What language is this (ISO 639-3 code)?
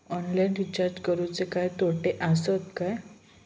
mar